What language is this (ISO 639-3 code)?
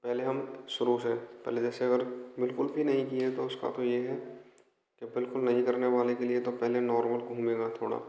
hin